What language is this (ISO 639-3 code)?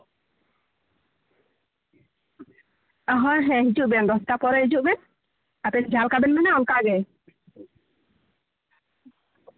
sat